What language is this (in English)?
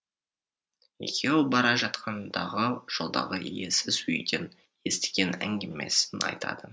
Kazakh